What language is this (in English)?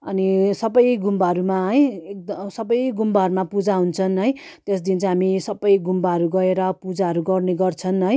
Nepali